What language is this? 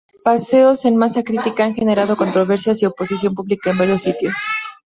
Spanish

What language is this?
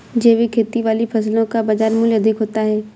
Hindi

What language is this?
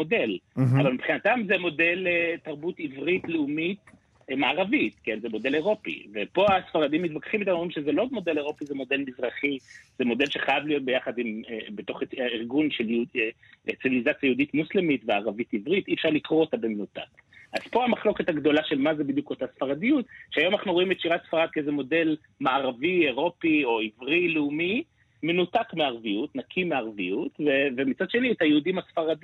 Hebrew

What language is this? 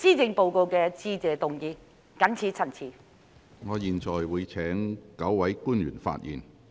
Cantonese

